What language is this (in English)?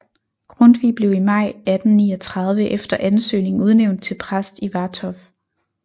Danish